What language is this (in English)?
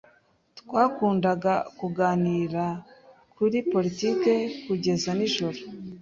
Kinyarwanda